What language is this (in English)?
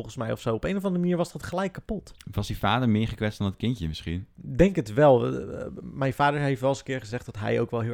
Dutch